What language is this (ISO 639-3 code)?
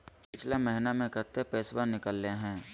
mag